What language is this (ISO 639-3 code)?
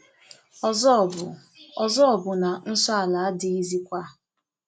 ibo